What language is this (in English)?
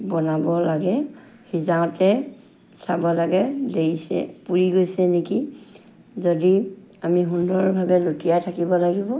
Assamese